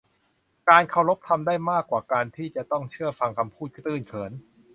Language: Thai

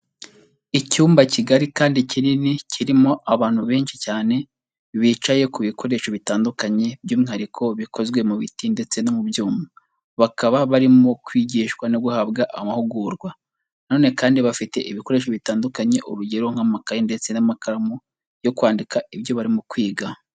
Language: Kinyarwanda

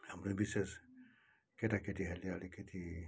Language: Nepali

